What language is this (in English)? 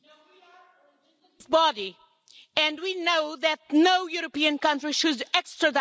English